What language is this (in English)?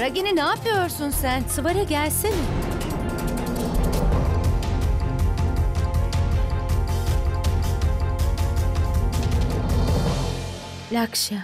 Turkish